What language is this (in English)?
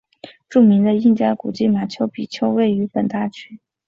Chinese